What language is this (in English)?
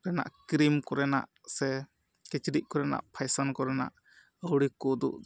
Santali